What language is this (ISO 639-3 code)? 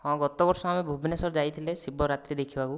ori